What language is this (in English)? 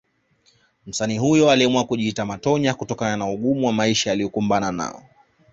Swahili